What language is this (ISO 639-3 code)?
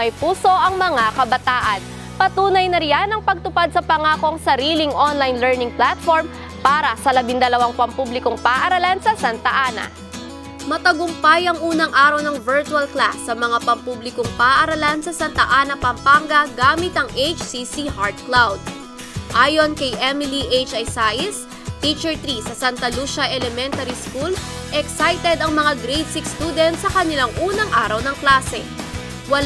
fil